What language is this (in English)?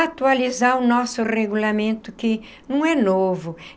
Portuguese